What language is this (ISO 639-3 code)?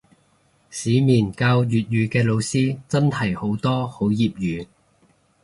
yue